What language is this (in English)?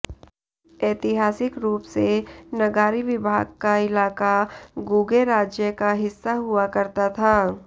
Hindi